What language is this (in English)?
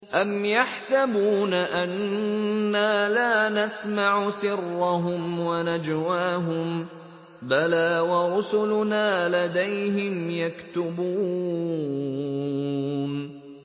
Arabic